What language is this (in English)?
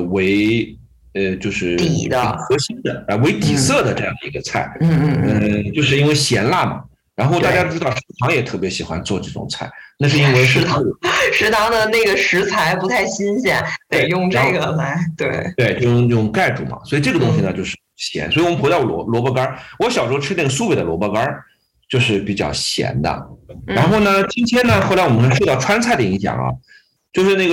Chinese